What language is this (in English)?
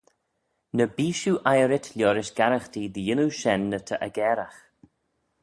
Manx